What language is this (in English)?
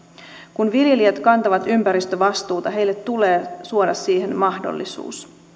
Finnish